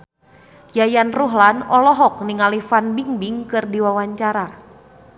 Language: Sundanese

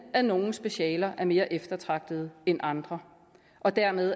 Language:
Danish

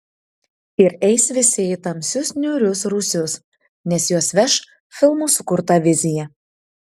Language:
Lithuanian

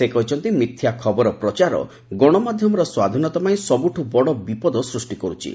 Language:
Odia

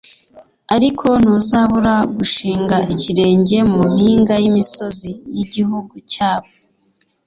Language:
Kinyarwanda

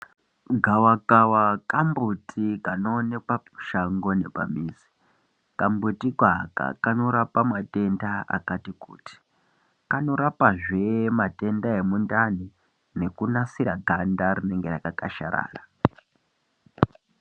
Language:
Ndau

